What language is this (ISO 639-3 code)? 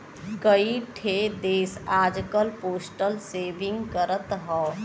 bho